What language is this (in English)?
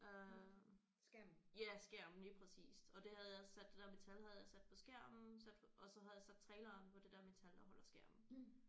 Danish